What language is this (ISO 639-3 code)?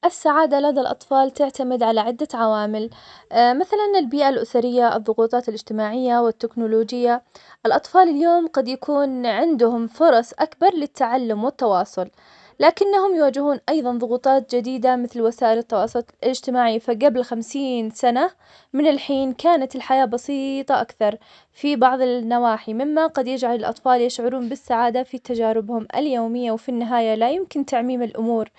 acx